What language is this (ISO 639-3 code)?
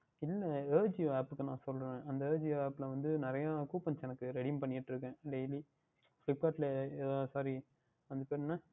tam